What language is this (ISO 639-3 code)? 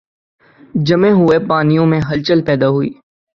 urd